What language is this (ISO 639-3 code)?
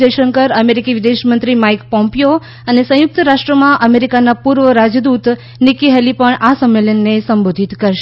guj